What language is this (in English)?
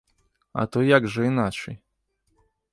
Belarusian